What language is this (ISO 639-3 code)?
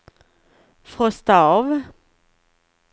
swe